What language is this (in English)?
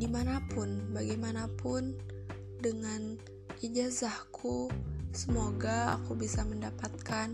Indonesian